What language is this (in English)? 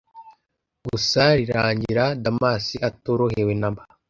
Kinyarwanda